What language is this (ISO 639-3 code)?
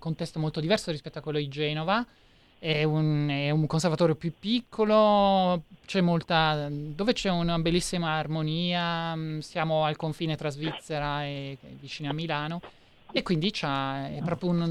ita